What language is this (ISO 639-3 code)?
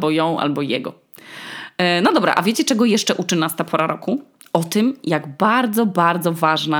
pol